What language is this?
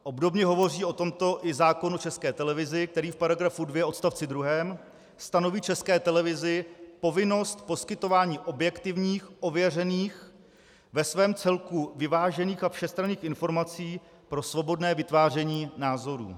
Czech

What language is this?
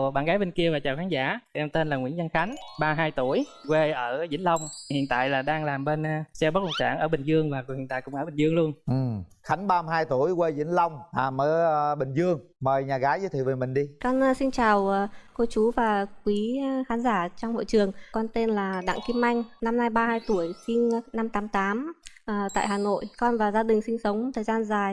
Vietnamese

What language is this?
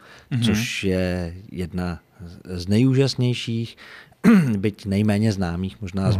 Czech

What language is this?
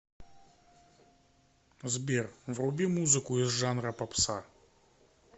Russian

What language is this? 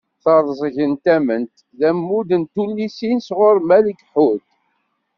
Kabyle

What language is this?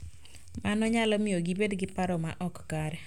Luo (Kenya and Tanzania)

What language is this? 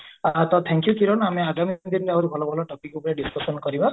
Odia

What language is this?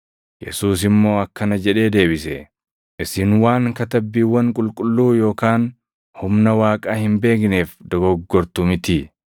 Oromo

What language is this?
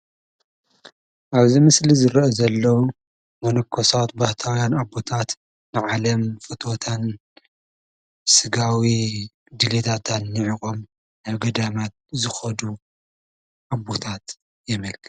Tigrinya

